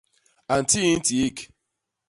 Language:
Basaa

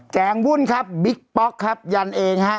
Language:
Thai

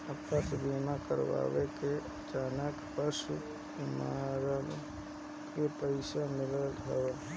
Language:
Bhojpuri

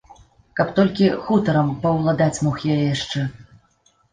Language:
Belarusian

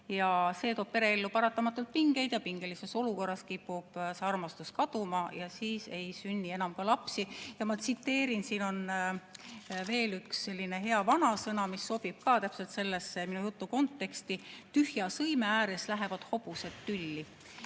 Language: Estonian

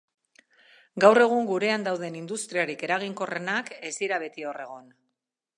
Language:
Basque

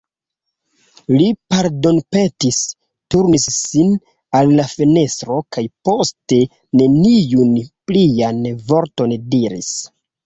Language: Esperanto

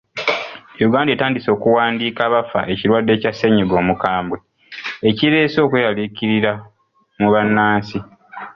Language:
Ganda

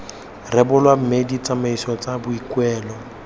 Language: Tswana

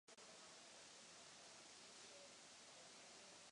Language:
Czech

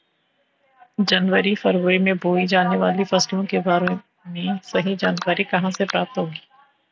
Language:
Hindi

